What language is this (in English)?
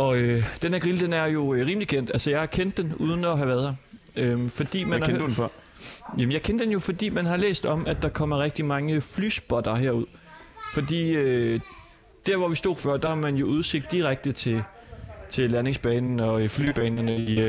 Danish